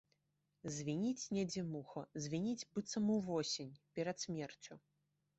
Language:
Belarusian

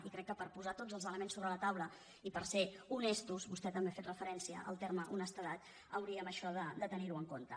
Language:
Catalan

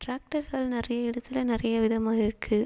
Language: Tamil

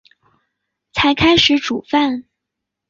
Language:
Chinese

